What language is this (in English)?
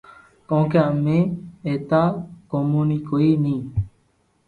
Loarki